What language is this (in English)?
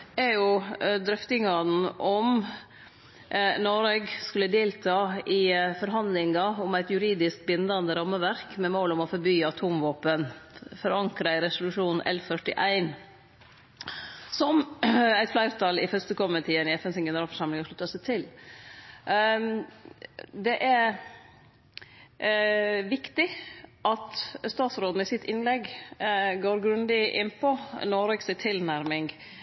Norwegian Nynorsk